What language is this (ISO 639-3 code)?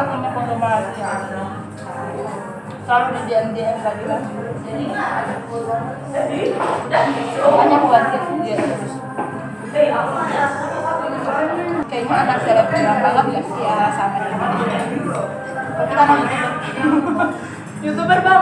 ind